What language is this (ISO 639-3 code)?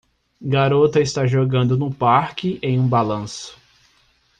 por